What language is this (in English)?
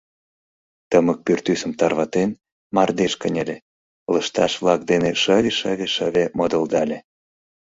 Mari